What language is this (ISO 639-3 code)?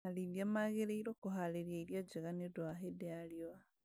kik